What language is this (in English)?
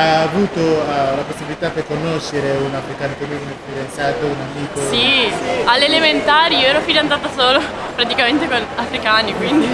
Italian